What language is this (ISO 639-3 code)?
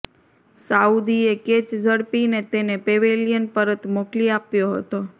guj